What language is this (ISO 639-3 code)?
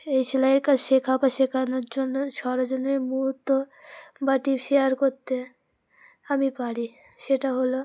ben